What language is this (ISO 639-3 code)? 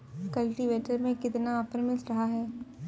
hin